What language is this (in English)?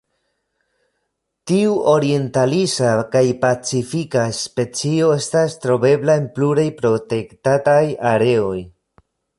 Esperanto